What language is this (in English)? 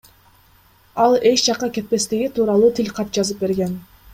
Kyrgyz